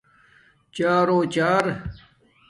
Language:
Domaaki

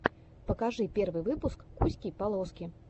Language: Russian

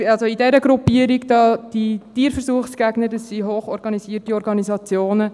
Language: Swiss German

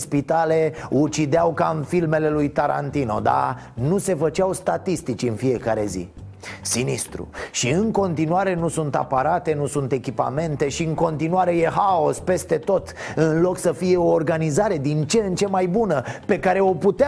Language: Romanian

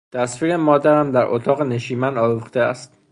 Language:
Persian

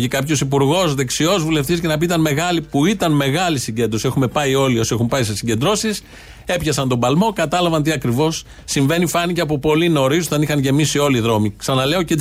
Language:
Greek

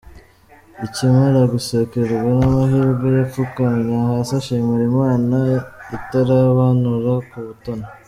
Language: Kinyarwanda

